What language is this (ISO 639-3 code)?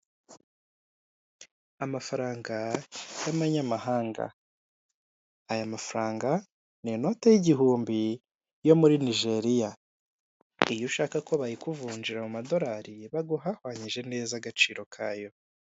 kin